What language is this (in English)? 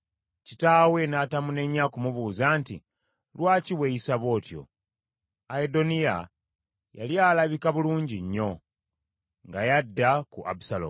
Ganda